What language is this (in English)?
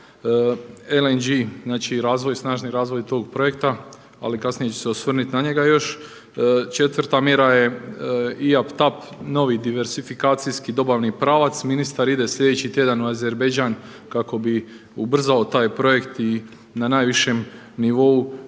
Croatian